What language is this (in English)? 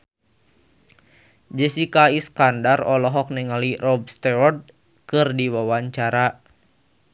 Sundanese